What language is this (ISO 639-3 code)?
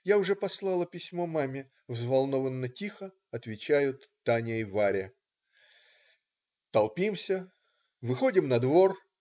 rus